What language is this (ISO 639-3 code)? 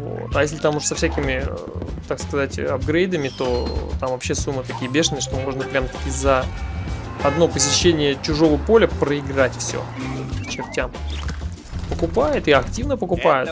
rus